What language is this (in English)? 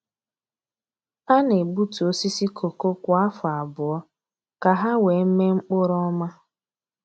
Igbo